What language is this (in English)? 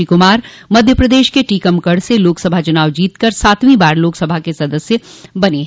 Hindi